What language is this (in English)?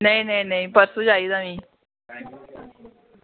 Dogri